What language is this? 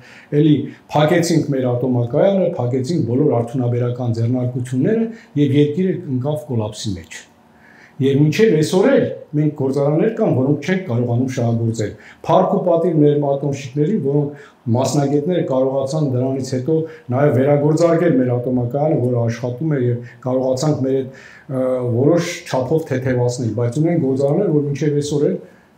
Turkish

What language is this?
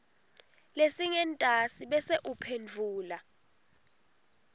Swati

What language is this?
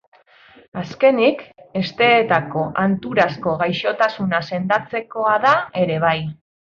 Basque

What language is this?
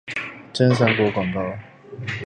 Chinese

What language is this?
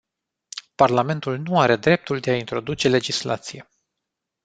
Romanian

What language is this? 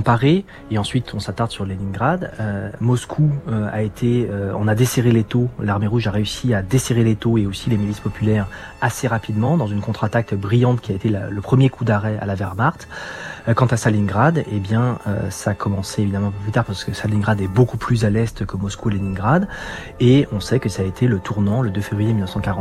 French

